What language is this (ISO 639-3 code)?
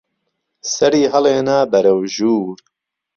ckb